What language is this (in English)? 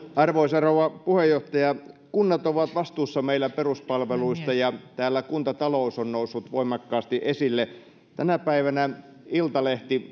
Finnish